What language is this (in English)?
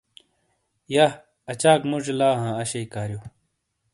Shina